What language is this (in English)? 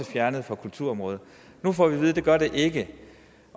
Danish